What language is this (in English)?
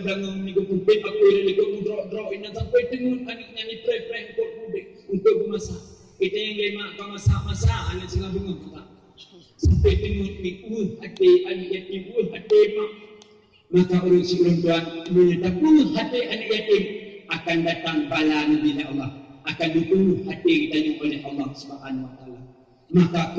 Malay